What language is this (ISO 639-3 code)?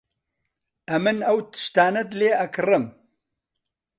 ckb